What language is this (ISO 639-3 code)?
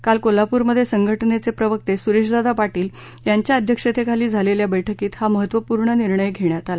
mar